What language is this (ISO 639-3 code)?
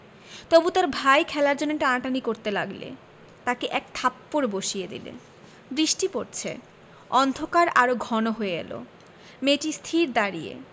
ben